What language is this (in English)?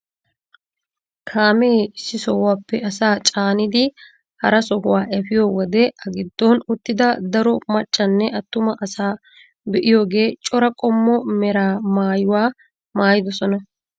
Wolaytta